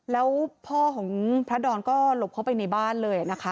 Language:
Thai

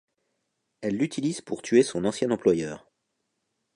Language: French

